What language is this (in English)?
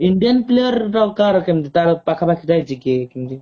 Odia